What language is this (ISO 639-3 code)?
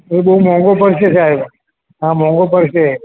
guj